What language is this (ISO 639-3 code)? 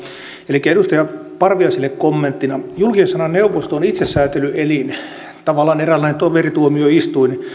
fin